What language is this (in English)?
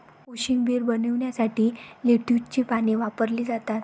Marathi